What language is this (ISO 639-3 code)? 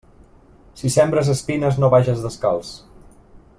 cat